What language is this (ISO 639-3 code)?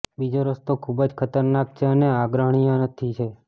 guj